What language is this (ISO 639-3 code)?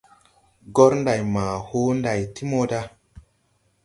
tui